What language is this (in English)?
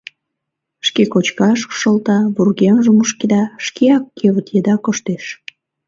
Mari